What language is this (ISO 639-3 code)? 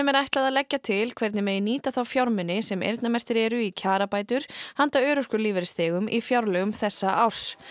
isl